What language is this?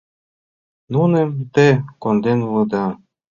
Mari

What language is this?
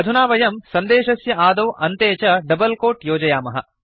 Sanskrit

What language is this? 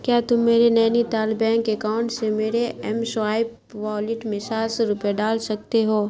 Urdu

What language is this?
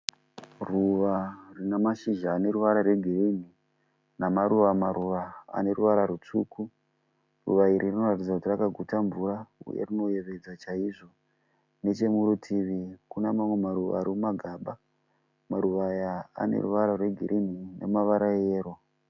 Shona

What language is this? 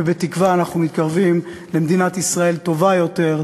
Hebrew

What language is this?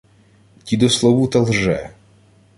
Ukrainian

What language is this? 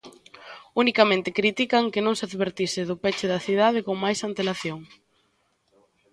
Galician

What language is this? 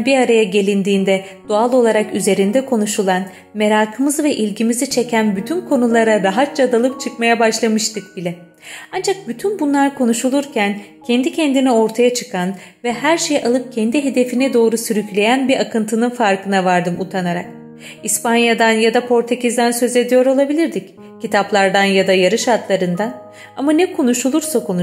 Turkish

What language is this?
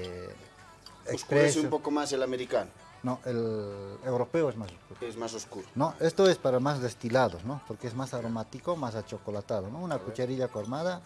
Spanish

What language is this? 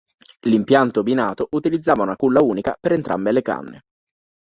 Italian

